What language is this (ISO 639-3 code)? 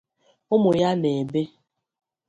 ibo